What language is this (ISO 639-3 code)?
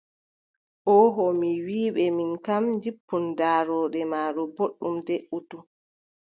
fub